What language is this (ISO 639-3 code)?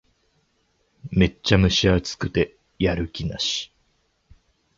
jpn